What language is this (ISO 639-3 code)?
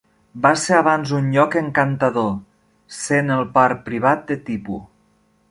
cat